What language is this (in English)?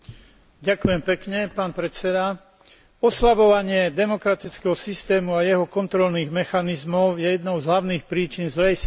Slovak